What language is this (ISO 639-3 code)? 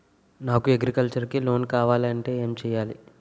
tel